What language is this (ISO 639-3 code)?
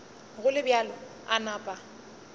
nso